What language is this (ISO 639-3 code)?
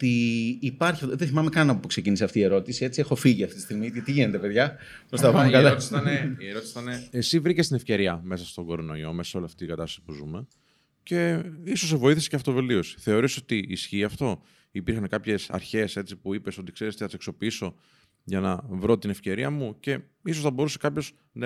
ell